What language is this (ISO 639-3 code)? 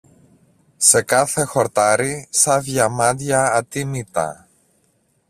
ell